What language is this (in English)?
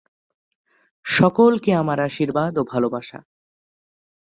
Bangla